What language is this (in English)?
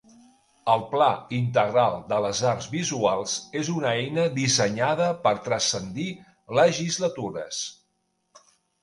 Catalan